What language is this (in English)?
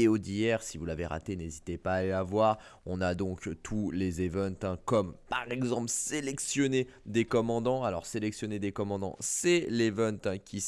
French